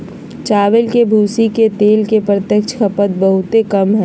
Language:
Magahi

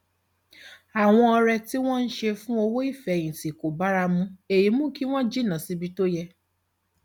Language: Yoruba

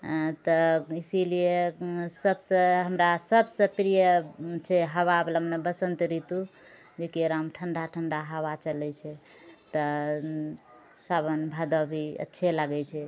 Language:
Maithili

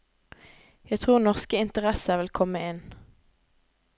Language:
Norwegian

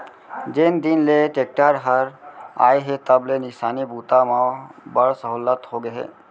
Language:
Chhattisgarhi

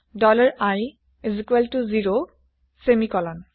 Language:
Assamese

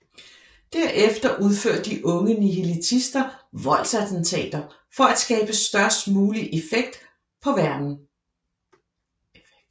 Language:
Danish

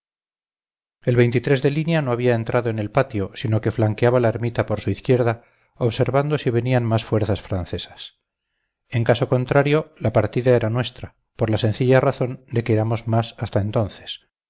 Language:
Spanish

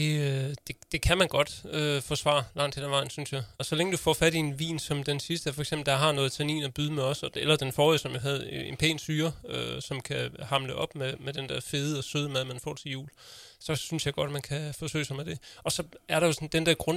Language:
Danish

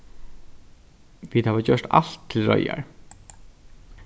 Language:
Faroese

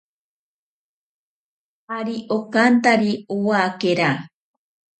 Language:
Ashéninka Perené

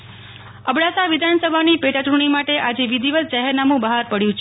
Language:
Gujarati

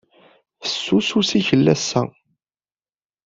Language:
Kabyle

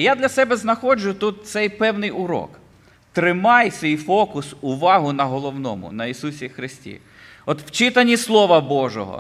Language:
Ukrainian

